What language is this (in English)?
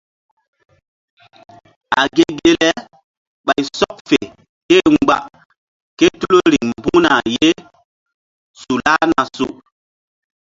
Mbum